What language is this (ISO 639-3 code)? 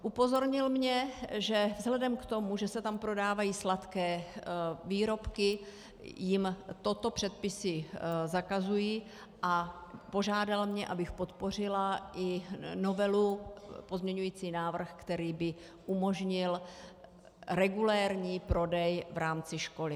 ces